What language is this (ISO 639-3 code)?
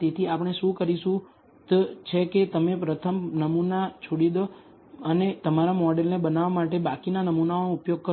guj